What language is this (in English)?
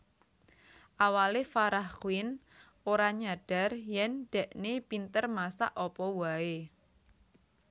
Javanese